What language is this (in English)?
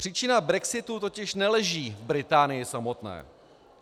Czech